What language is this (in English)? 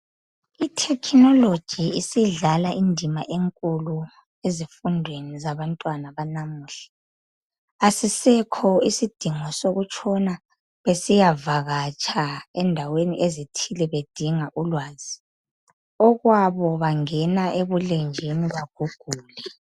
North Ndebele